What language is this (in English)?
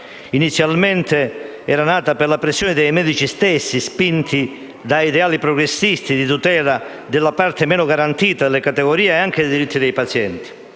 Italian